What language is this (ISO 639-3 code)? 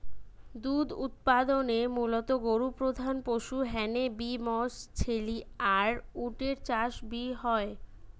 ben